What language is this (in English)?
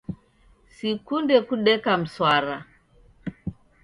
Taita